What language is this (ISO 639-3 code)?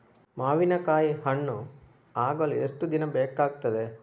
kan